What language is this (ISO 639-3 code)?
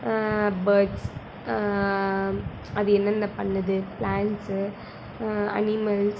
tam